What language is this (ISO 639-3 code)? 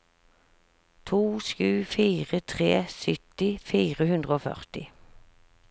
nor